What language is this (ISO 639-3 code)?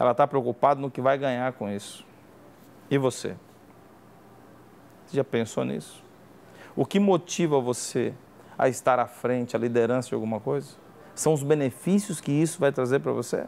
por